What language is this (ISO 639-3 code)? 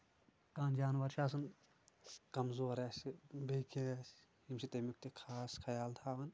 kas